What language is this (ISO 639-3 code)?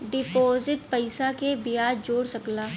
bho